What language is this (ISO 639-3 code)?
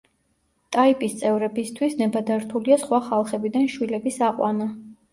kat